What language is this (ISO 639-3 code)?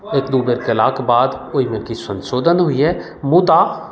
mai